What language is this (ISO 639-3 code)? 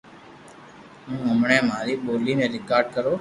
lrk